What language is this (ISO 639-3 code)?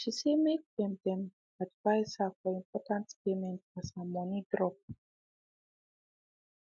pcm